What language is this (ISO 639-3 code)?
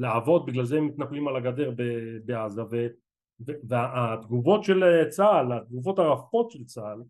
heb